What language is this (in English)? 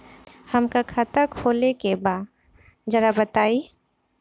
Bhojpuri